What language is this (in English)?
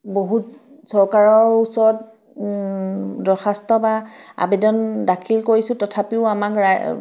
Assamese